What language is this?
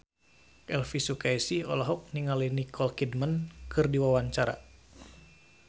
Sundanese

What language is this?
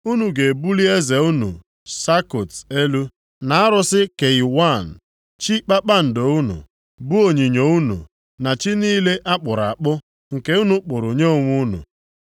Igbo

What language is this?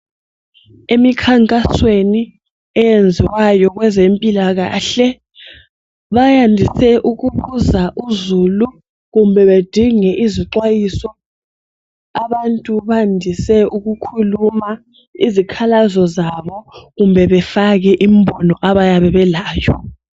North Ndebele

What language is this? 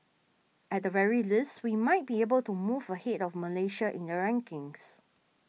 English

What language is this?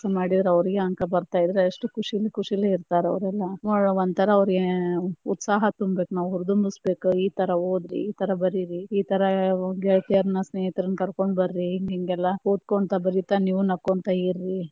Kannada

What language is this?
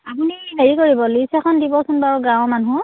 Assamese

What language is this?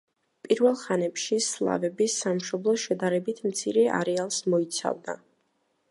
Georgian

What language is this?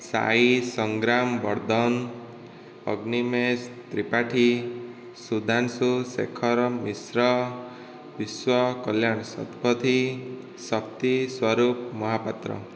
Odia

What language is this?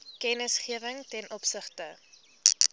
Afrikaans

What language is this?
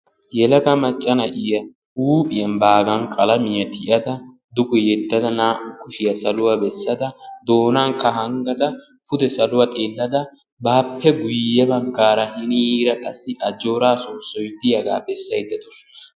Wolaytta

